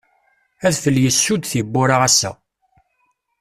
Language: Kabyle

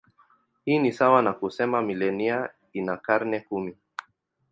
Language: Swahili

